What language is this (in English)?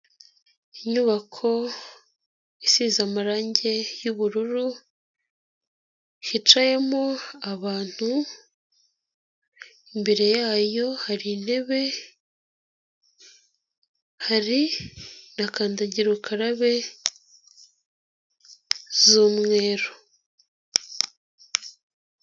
Kinyarwanda